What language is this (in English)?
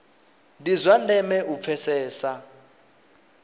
Venda